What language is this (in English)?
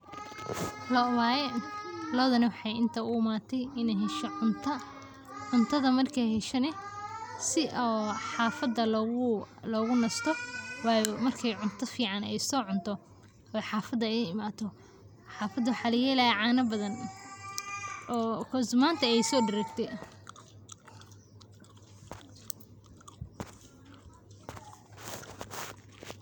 Somali